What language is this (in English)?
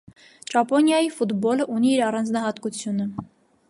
Armenian